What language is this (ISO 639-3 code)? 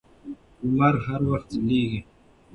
pus